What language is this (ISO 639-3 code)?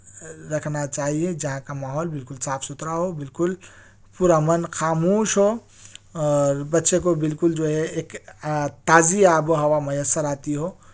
urd